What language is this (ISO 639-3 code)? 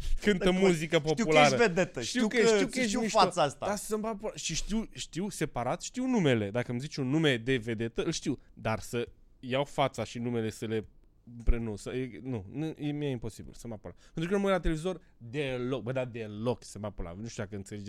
ron